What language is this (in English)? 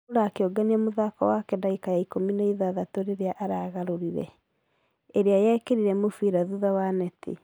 Kikuyu